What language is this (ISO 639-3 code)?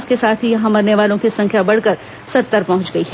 hin